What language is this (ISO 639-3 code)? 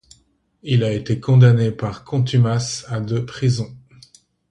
fra